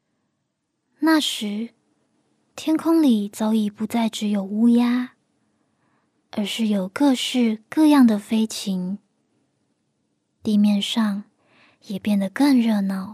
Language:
Chinese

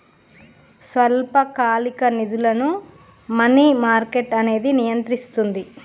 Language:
Telugu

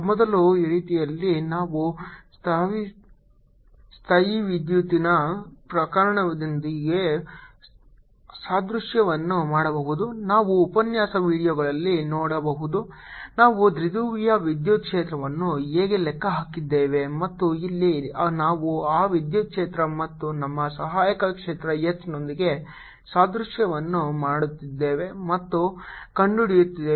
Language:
Kannada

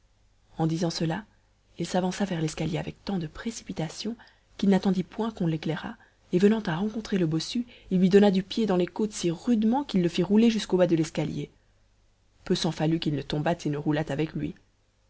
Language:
French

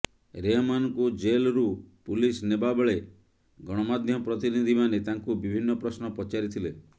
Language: Odia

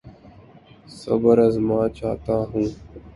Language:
Urdu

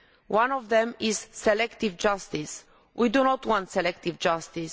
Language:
English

